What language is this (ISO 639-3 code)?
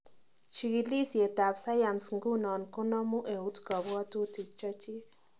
kln